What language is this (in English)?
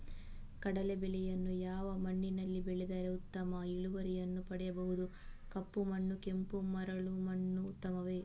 Kannada